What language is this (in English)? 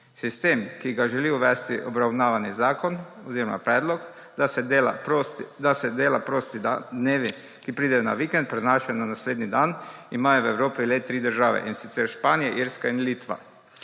Slovenian